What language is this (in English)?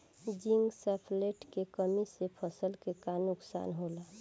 Bhojpuri